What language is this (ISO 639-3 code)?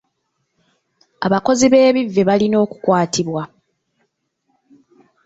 lug